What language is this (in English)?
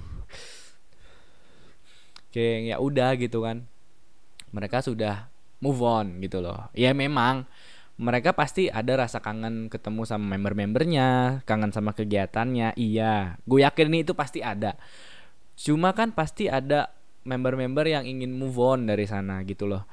Indonesian